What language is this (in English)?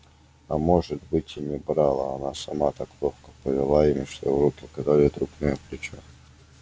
Russian